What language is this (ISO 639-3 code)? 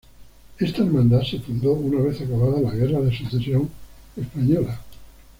spa